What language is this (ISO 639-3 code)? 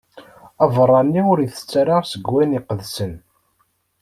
kab